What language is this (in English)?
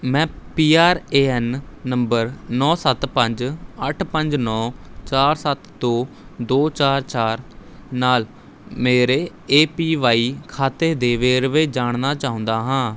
Punjabi